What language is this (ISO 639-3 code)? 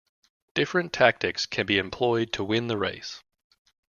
eng